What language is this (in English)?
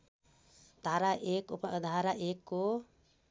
Nepali